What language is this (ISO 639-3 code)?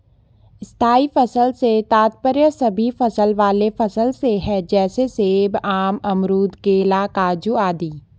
hin